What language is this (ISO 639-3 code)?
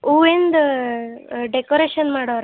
kan